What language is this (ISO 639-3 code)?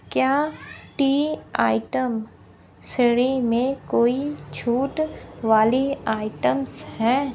hin